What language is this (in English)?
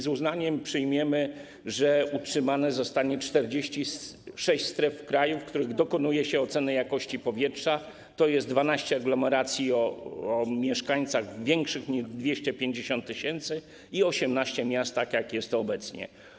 Polish